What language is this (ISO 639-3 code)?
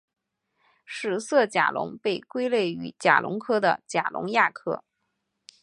zho